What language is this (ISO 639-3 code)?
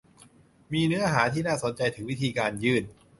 tha